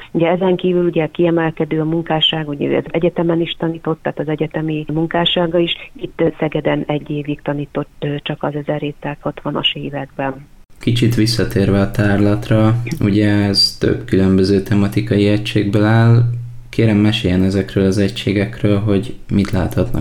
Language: Hungarian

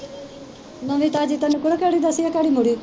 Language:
Punjabi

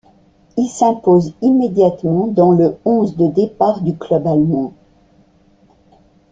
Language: French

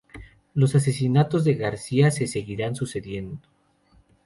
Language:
Spanish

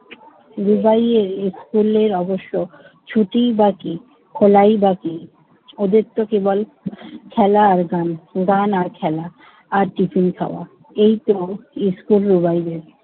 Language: Bangla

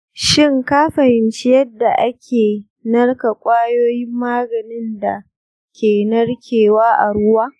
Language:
Hausa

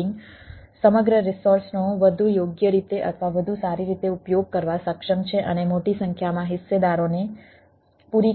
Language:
Gujarati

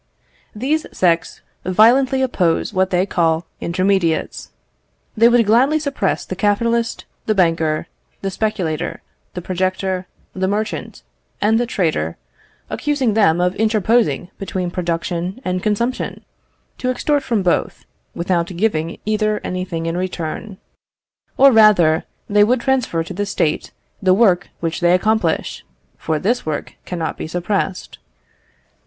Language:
English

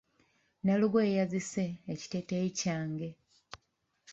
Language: Ganda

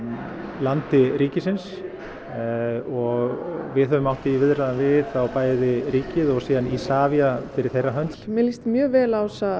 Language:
Icelandic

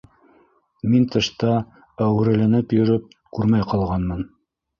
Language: Bashkir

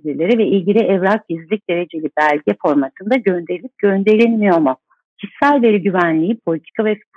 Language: Turkish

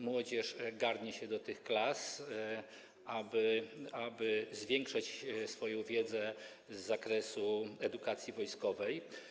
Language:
Polish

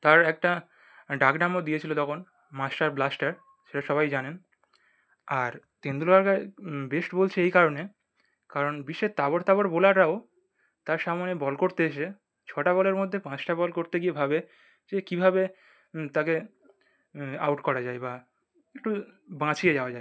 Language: Bangla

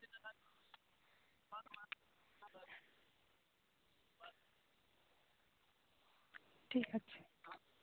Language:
Santali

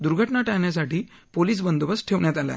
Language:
Marathi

